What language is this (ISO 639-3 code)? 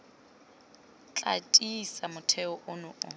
tsn